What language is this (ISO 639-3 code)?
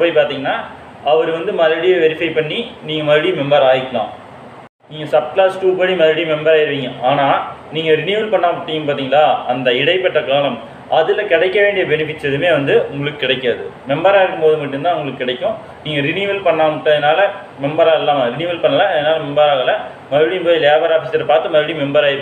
tur